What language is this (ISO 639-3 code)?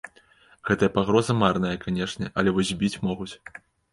bel